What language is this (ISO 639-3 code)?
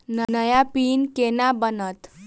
mai